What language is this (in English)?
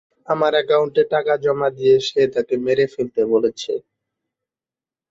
Bangla